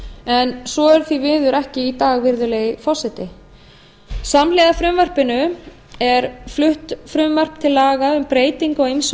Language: Icelandic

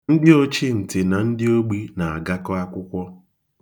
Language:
Igbo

